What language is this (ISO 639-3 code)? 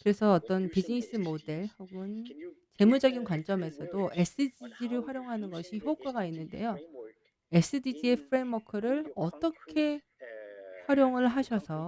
kor